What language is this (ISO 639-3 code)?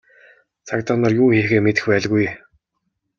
mon